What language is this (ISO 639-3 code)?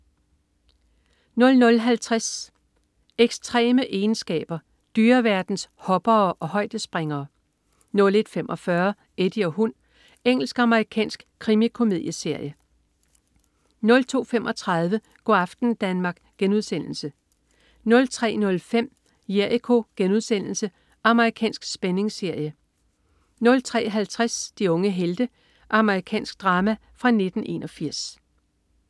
dan